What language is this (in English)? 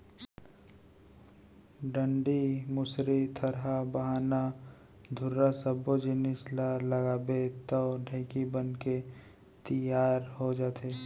Chhattisgarhi